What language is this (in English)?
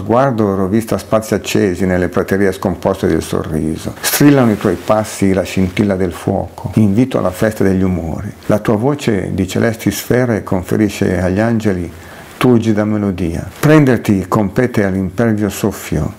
Italian